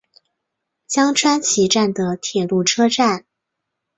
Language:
Chinese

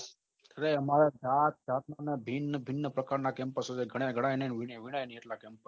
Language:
Gujarati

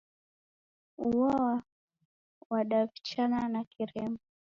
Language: Taita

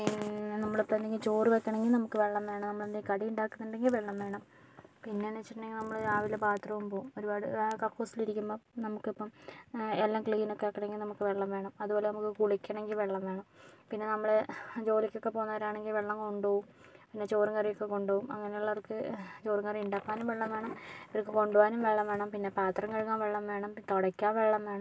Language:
Malayalam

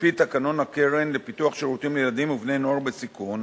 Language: Hebrew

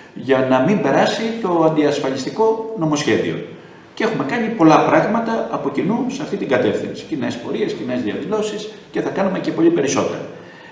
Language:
Greek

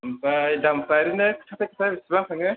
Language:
Bodo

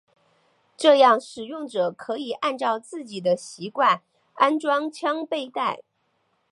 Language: Chinese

